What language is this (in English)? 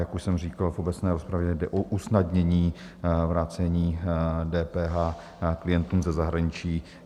Czech